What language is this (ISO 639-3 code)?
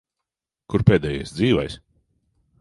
lav